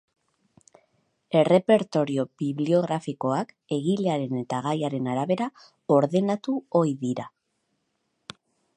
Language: Basque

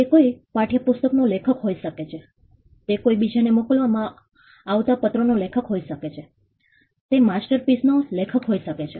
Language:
Gujarati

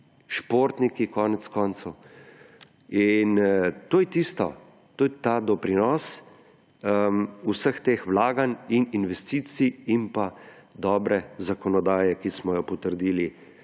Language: Slovenian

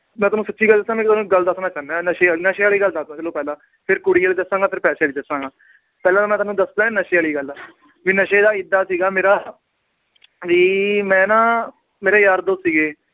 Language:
Punjabi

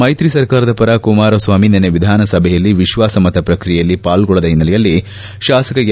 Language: Kannada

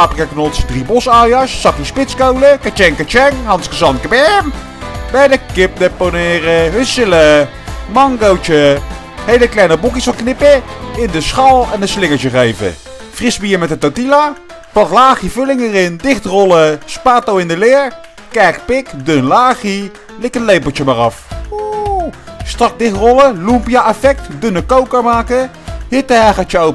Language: Dutch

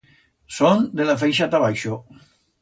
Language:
Aragonese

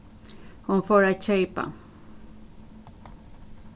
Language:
Faroese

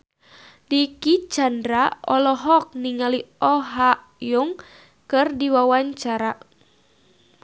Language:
Sundanese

